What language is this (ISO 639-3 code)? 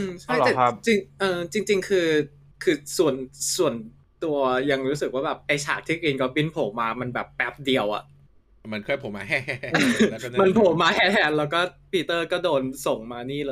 tha